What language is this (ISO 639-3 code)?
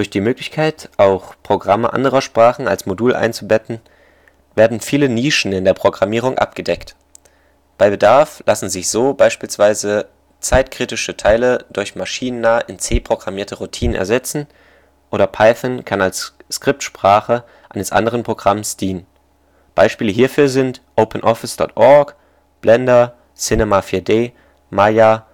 deu